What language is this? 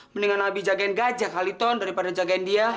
Indonesian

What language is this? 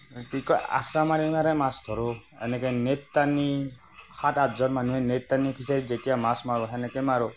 Assamese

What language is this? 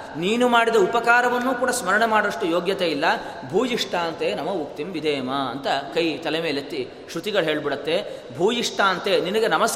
Kannada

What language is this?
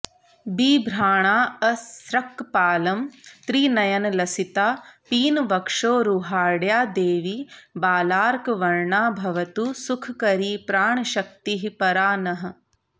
Sanskrit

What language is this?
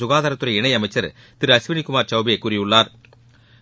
Tamil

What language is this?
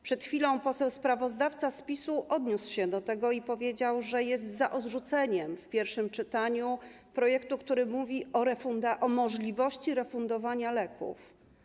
Polish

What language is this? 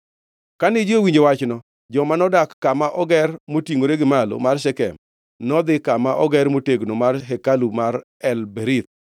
Luo (Kenya and Tanzania)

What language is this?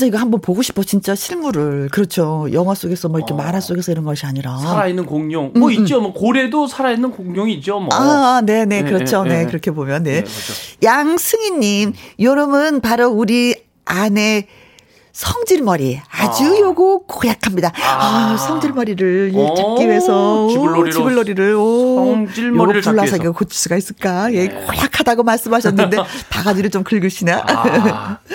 Korean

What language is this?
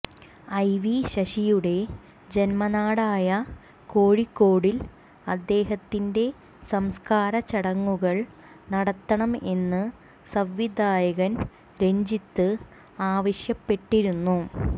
Malayalam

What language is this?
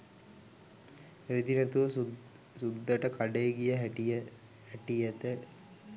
Sinhala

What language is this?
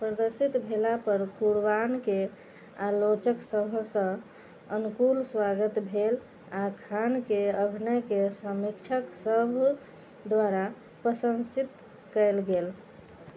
Maithili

